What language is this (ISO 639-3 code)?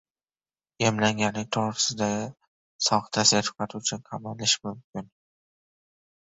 uzb